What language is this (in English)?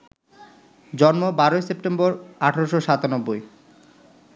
Bangla